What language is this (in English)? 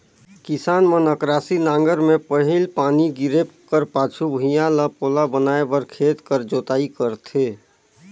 Chhattisgarhi